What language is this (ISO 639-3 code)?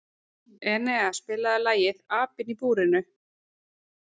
isl